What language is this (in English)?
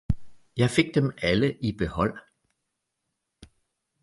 Danish